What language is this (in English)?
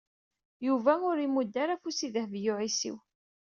Kabyle